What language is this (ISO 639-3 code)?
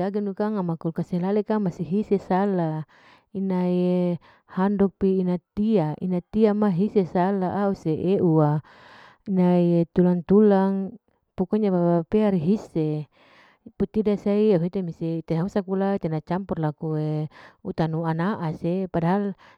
alo